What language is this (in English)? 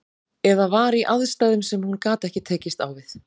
Icelandic